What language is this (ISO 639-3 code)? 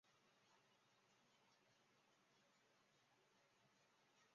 zho